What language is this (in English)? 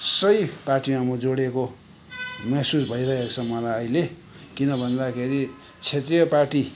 Nepali